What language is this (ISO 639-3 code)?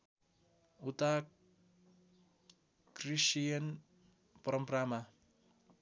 nep